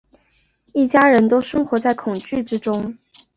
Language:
Chinese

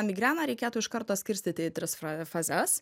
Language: Lithuanian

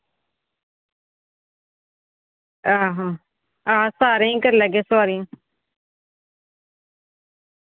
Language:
Dogri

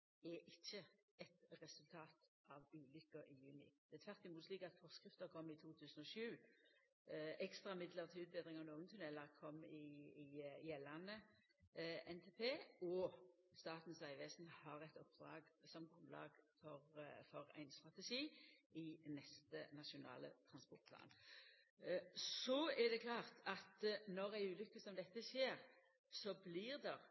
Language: Norwegian Nynorsk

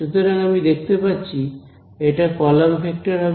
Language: Bangla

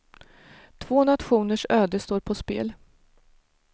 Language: Swedish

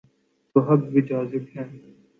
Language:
Urdu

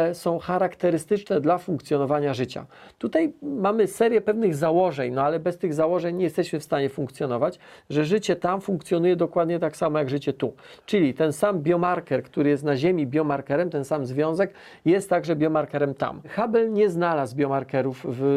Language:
Polish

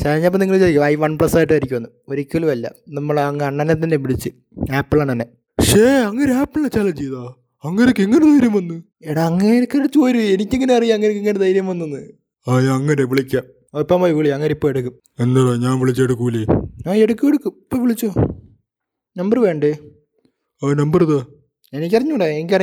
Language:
Malayalam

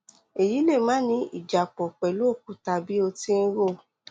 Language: Yoruba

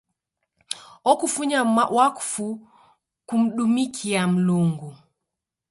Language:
Taita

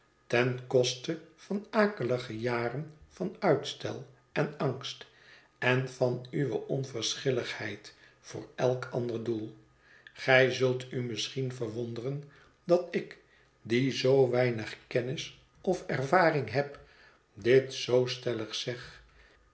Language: Dutch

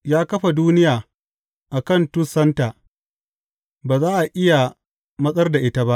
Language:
Hausa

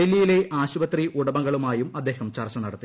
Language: Malayalam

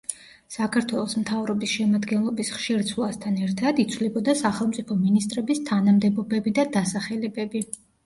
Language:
Georgian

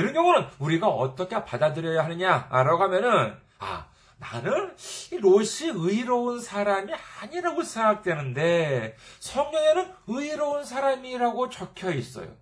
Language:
Korean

